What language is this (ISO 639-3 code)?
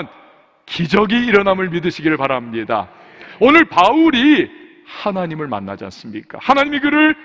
kor